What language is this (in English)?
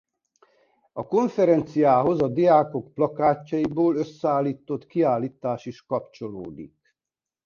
Hungarian